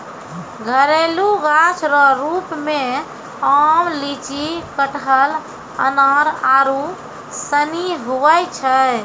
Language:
Maithili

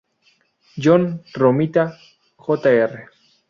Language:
Spanish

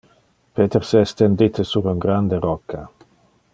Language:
Interlingua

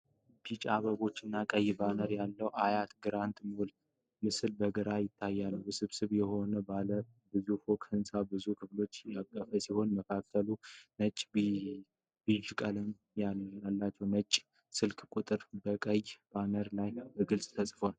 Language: Amharic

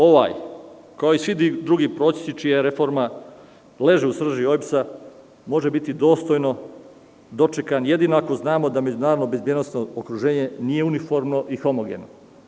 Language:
Serbian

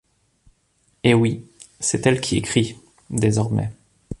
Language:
French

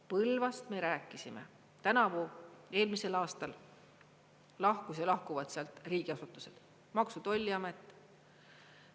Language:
Estonian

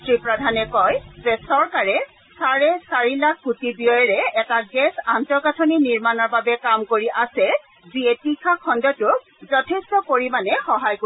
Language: Assamese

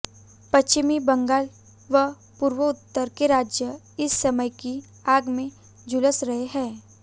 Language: Hindi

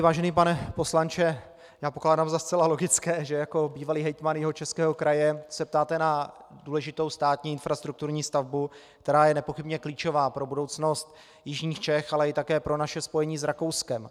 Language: Czech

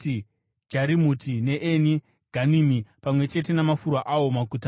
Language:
Shona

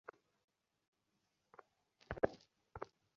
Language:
Bangla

